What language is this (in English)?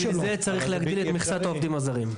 Hebrew